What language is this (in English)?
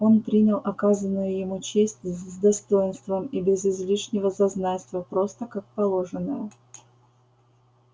Russian